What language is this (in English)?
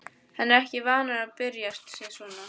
Icelandic